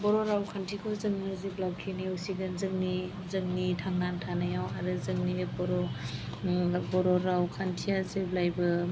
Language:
Bodo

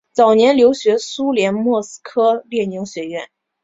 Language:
Chinese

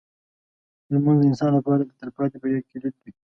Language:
Pashto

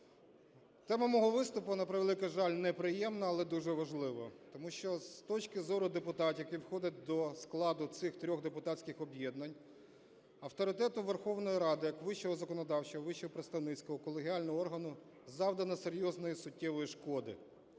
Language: Ukrainian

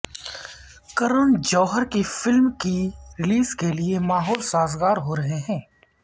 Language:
Urdu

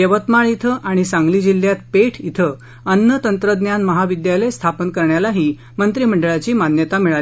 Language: Marathi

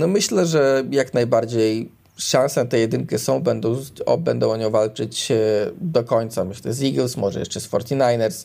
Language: Polish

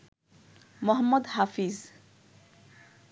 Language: Bangla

